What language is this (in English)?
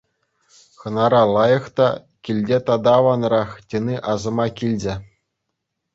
Chuvash